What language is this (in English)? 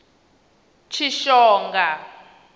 Venda